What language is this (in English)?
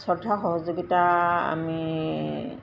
Assamese